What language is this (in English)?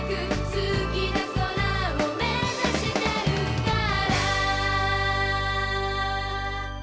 Japanese